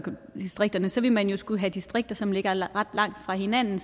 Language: Danish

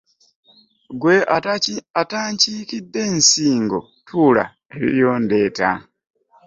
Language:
Ganda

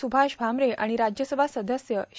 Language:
Marathi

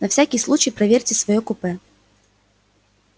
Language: Russian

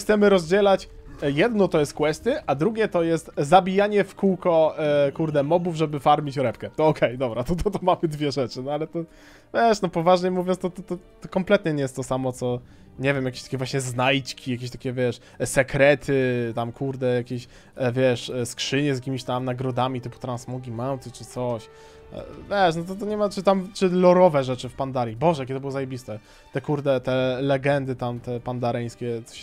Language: Polish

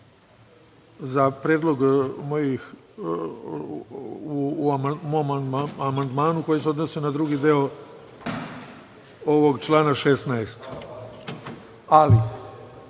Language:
Serbian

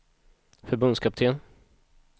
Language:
Swedish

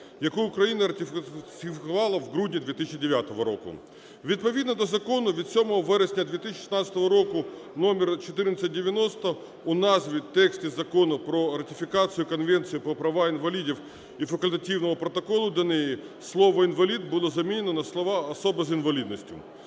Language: Ukrainian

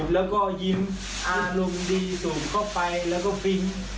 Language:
Thai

